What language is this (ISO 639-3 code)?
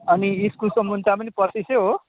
nep